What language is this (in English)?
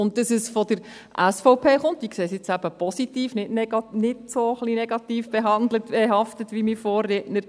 Swiss German